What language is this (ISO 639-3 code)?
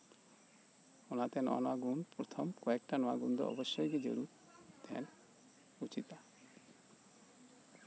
sat